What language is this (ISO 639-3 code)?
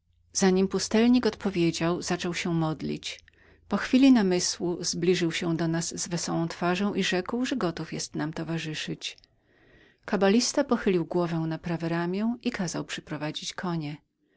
pol